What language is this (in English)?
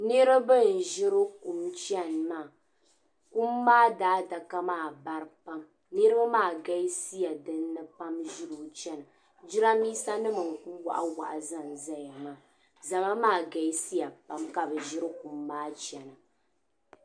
Dagbani